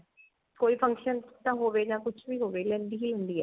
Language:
Punjabi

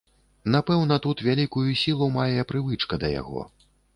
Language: Belarusian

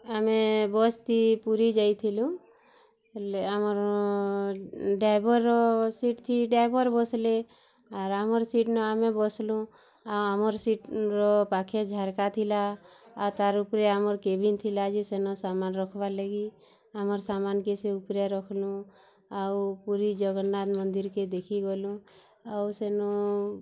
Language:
Odia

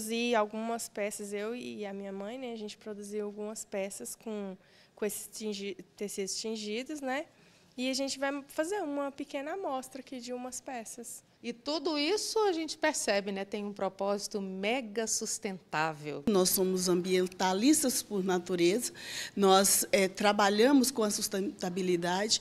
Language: Portuguese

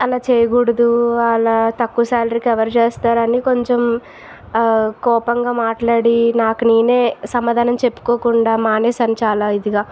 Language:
Telugu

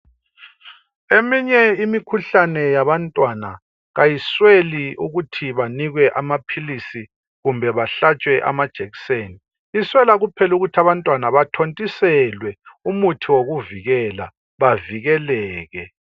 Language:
North Ndebele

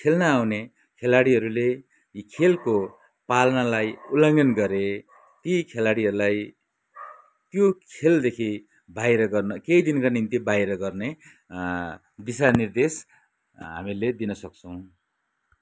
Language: Nepali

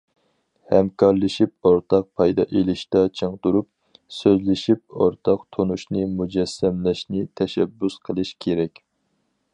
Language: Uyghur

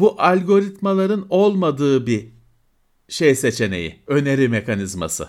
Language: Turkish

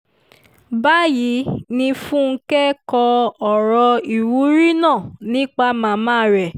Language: Yoruba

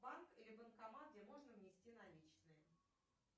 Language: Russian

